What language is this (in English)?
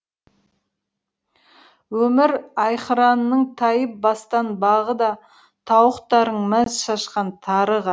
Kazakh